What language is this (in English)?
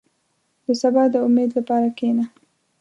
Pashto